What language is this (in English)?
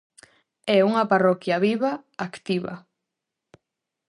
Galician